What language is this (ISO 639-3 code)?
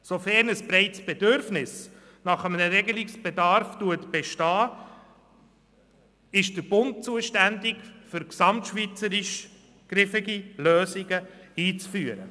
gsw